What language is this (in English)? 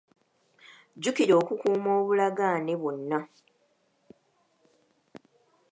Ganda